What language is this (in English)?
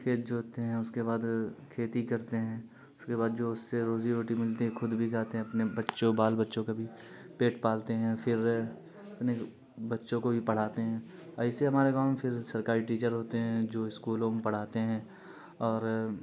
Urdu